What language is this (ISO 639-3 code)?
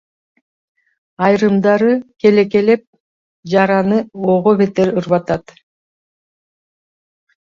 kir